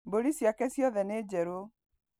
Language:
Kikuyu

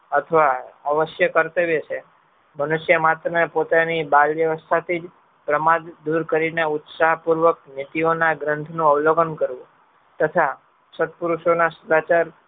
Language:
Gujarati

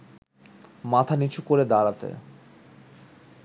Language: Bangla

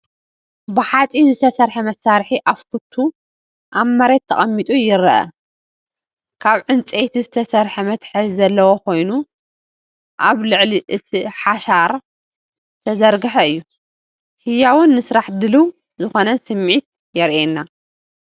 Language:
Tigrinya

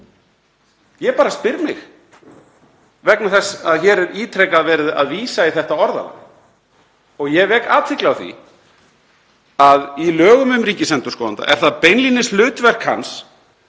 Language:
Icelandic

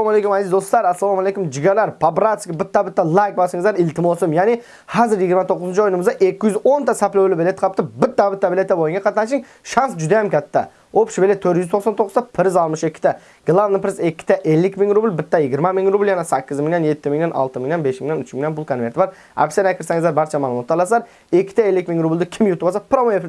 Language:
Turkish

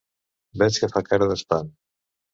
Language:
Catalan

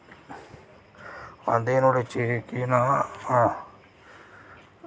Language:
Dogri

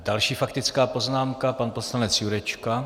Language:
Czech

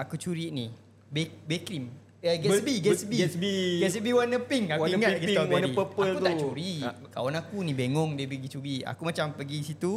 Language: Malay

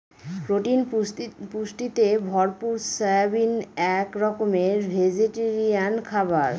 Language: Bangla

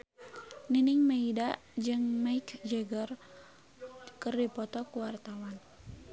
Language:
Sundanese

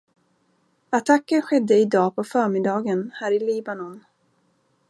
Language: Swedish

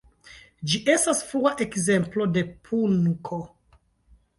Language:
Esperanto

